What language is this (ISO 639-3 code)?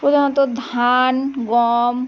ben